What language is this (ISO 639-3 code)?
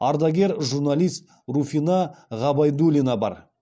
kaz